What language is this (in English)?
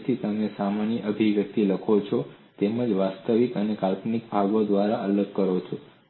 Gujarati